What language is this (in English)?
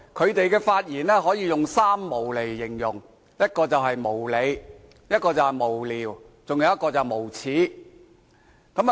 Cantonese